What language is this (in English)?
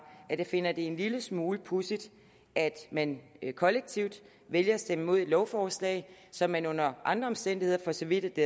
Danish